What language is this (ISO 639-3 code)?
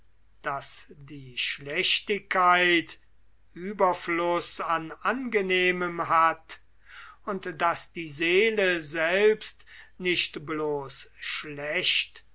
deu